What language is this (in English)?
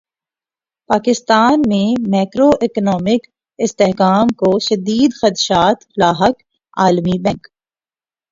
Urdu